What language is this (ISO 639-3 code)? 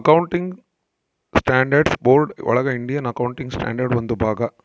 kan